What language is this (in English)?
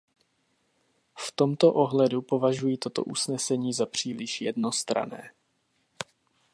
Czech